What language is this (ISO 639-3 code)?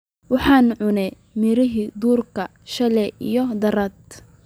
som